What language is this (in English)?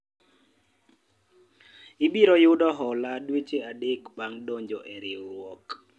Luo (Kenya and Tanzania)